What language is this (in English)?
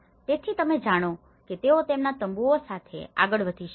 Gujarati